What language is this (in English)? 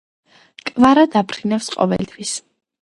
Georgian